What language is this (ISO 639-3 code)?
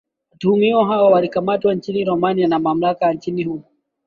swa